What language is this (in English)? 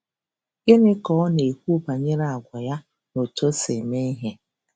Igbo